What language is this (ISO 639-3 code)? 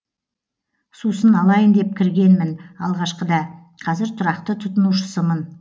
kaz